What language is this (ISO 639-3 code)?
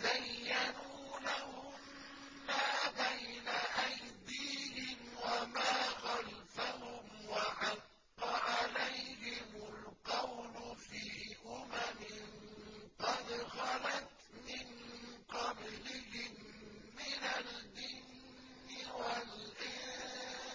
ara